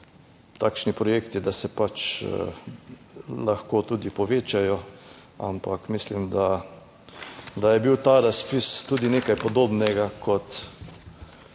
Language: Slovenian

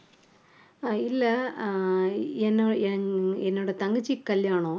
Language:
Tamil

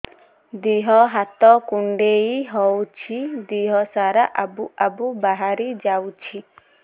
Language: Odia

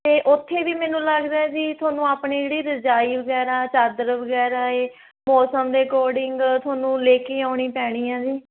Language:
Punjabi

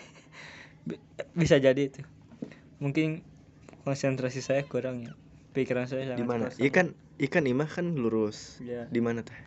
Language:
Indonesian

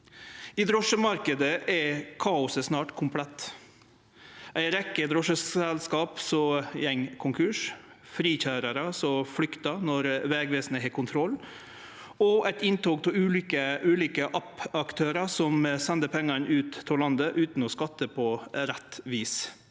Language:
Norwegian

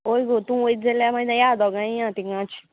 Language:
Konkani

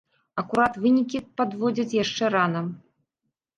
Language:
Belarusian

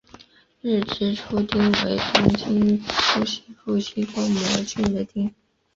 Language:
Chinese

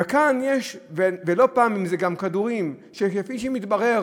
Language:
Hebrew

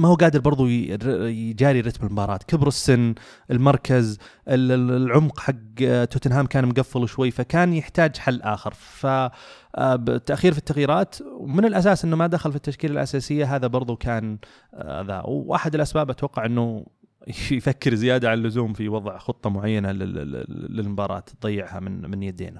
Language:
Arabic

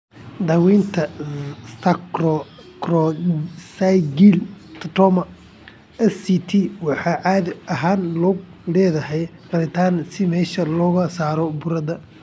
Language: Somali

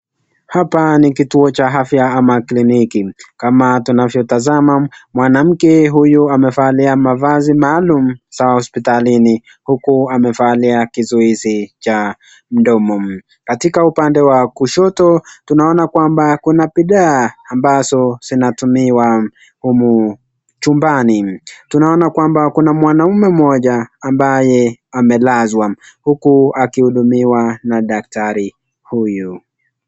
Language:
Swahili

